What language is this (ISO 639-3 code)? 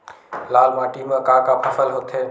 hne